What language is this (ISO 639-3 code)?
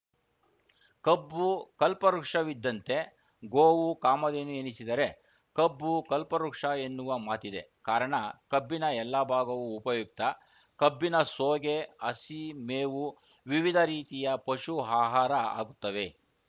kan